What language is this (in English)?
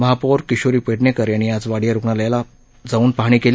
Marathi